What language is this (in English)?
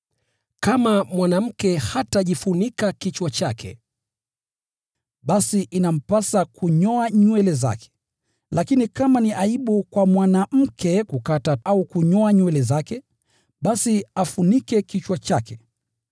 Swahili